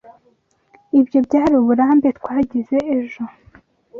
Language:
Kinyarwanda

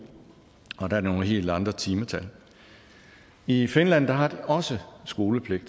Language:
Danish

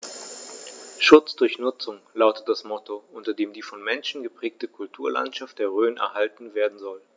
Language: German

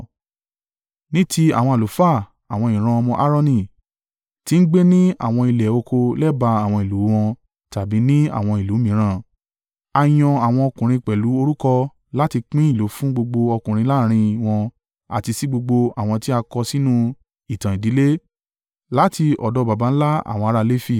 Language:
Yoruba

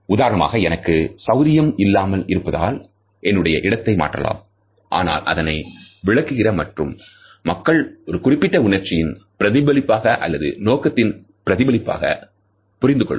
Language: Tamil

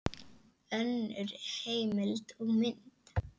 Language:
Icelandic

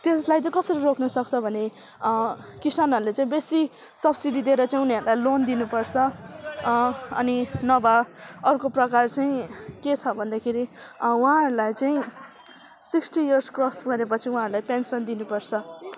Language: Nepali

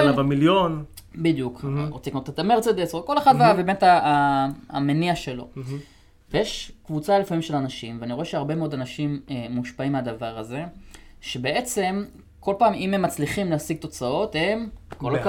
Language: Hebrew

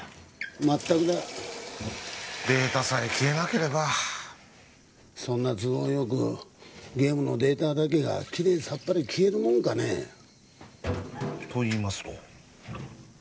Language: Japanese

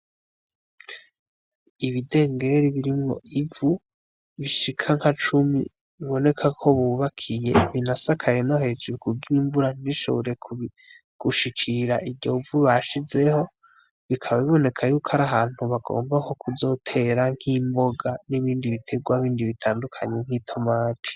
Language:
Rundi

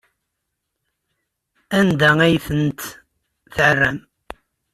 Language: Kabyle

